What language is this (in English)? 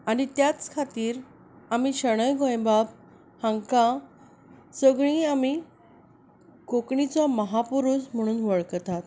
Konkani